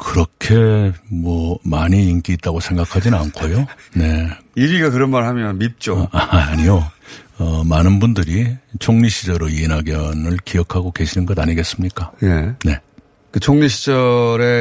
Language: Korean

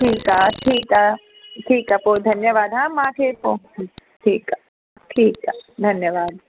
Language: Sindhi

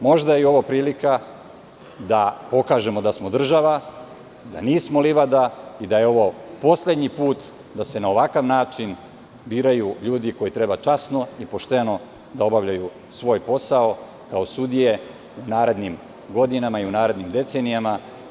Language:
Serbian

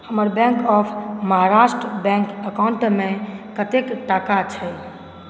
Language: Maithili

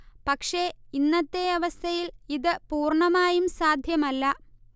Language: Malayalam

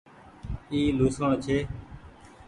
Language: Goaria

